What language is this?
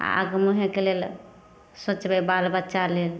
Maithili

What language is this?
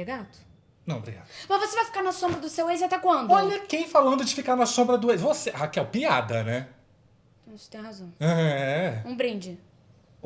Portuguese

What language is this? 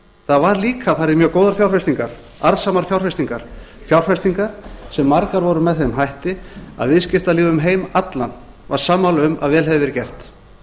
Icelandic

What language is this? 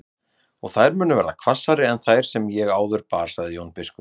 Icelandic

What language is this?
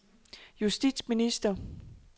Danish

